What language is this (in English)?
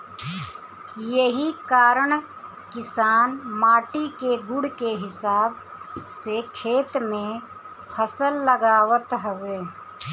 Bhojpuri